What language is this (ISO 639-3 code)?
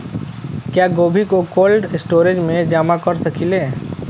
bho